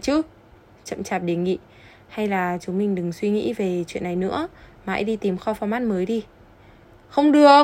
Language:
Vietnamese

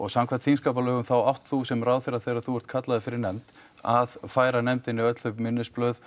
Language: Icelandic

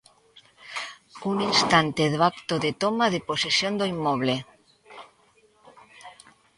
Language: Galician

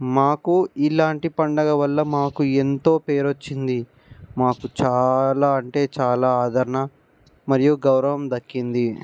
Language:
Telugu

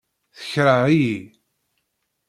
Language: Kabyle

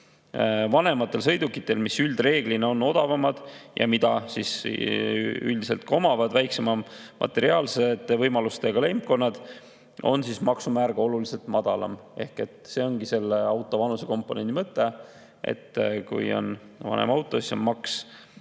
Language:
Estonian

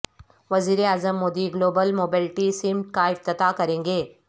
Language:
Urdu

